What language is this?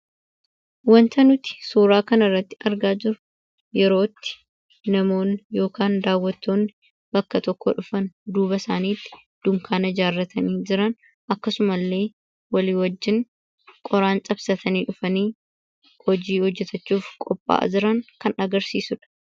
Oromo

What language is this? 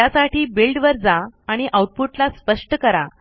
Marathi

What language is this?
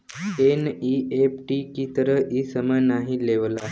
Bhojpuri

